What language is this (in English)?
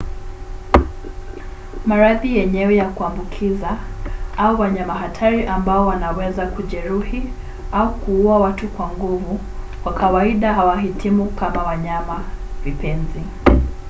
Swahili